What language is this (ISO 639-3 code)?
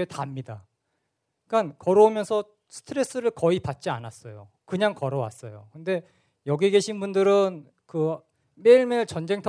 kor